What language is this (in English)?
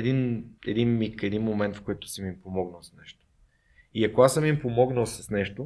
Bulgarian